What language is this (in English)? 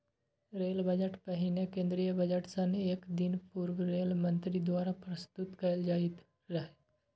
Maithili